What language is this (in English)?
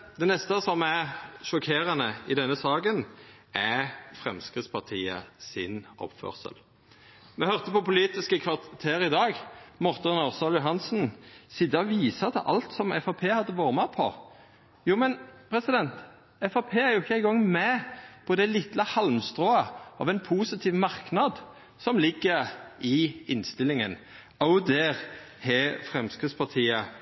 Norwegian Nynorsk